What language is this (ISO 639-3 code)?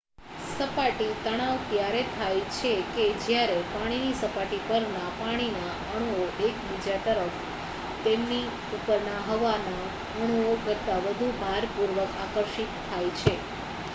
guj